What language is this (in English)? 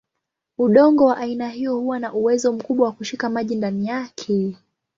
Swahili